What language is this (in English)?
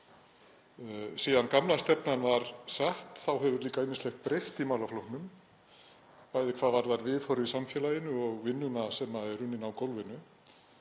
Icelandic